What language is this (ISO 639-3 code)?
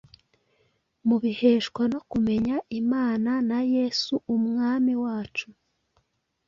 kin